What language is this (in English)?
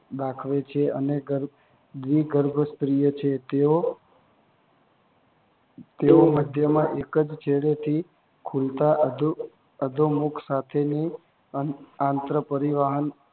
Gujarati